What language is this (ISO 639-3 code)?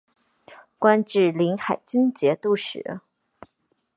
zho